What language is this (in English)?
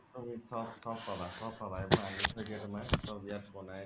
Assamese